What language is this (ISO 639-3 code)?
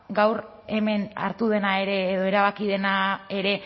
eus